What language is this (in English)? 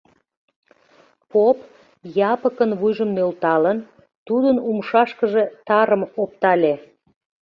Mari